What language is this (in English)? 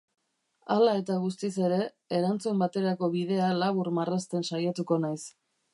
Basque